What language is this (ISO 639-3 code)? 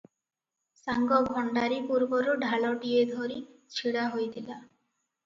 ori